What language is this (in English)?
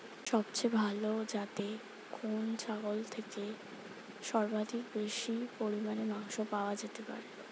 Bangla